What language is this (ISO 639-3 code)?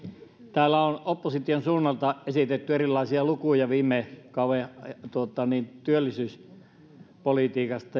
fin